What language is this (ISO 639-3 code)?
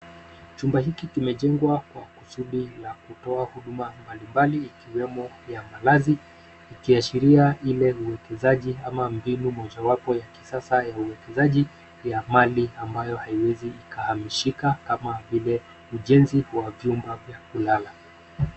swa